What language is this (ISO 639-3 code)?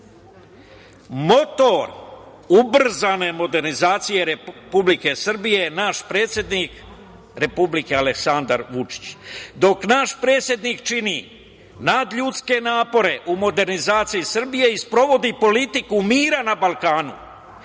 srp